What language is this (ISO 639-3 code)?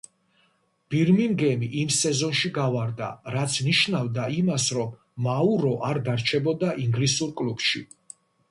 kat